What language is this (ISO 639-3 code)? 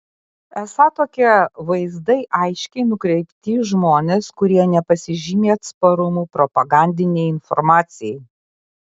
lit